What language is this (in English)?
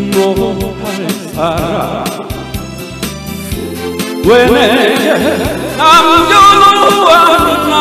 Korean